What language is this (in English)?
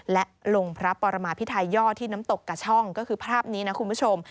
Thai